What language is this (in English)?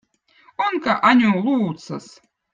Votic